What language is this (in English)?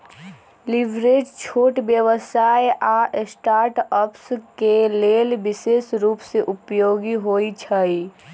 Magahi